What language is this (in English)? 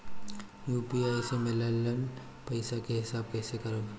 Bhojpuri